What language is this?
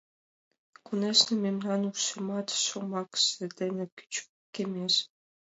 Mari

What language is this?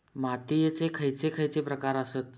Marathi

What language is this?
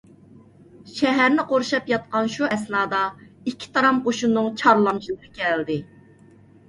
Uyghur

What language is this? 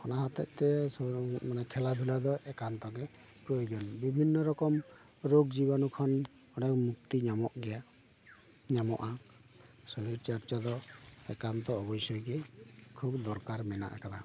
Santali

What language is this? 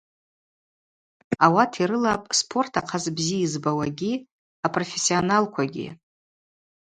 Abaza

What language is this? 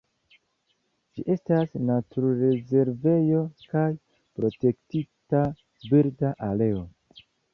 Esperanto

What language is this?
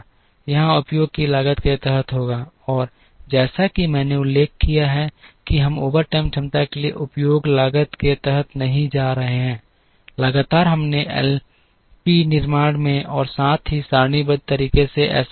Hindi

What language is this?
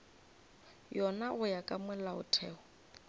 Northern Sotho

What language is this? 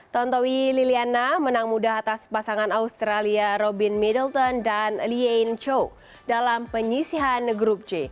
Indonesian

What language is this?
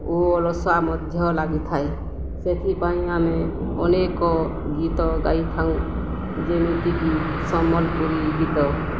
Odia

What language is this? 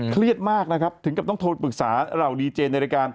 Thai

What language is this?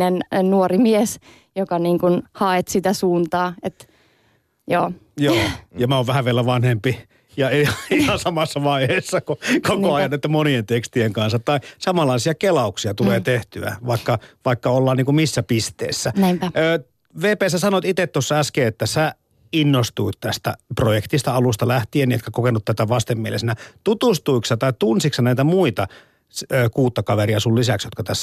Finnish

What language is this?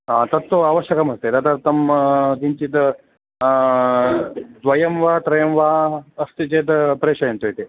Sanskrit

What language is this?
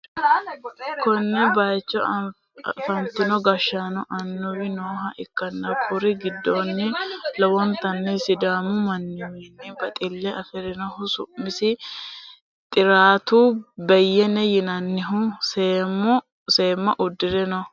Sidamo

